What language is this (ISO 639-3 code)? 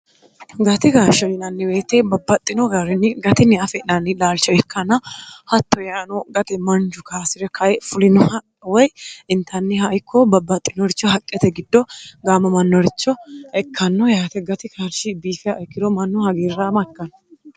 sid